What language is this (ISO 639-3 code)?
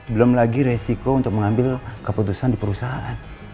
ind